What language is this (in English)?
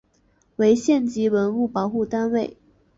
Chinese